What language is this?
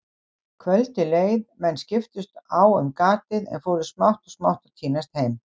Icelandic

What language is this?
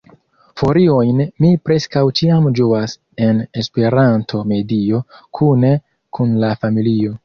Esperanto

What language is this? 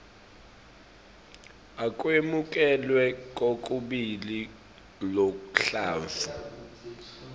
Swati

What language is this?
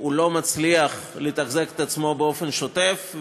Hebrew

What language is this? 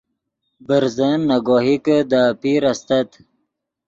Yidgha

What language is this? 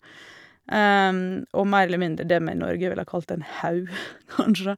Norwegian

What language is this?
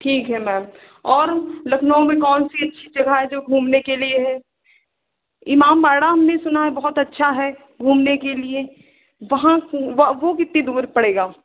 Hindi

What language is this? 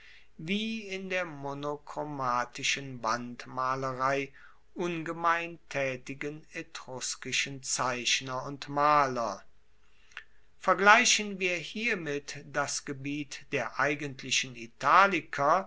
German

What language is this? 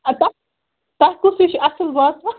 Kashmiri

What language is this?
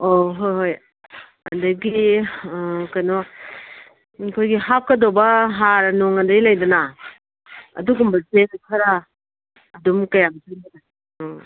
Manipuri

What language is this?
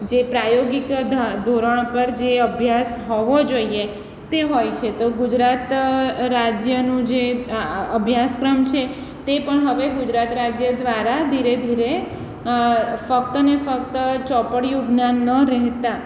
Gujarati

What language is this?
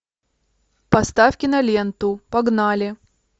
Russian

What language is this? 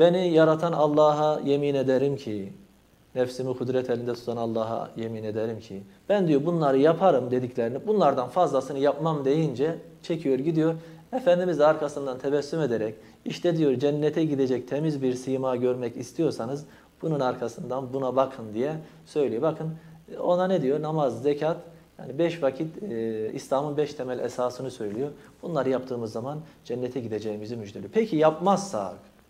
Turkish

